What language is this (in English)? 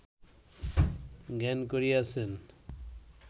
Bangla